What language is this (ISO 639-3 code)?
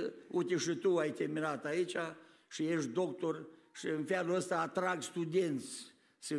ron